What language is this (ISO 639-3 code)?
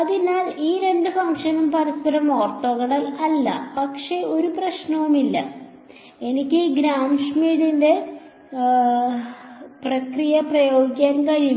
mal